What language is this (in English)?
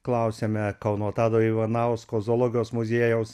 Lithuanian